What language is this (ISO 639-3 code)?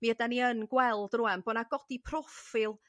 cym